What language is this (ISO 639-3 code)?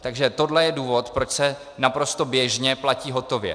ces